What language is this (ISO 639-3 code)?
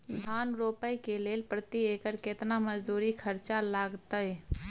mai